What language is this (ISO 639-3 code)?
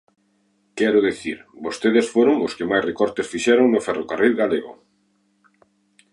glg